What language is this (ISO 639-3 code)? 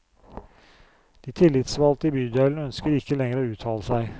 nor